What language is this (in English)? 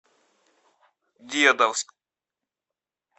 Russian